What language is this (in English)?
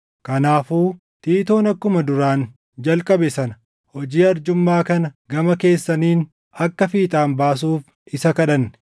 Oromo